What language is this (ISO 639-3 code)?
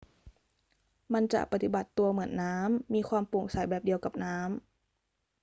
tha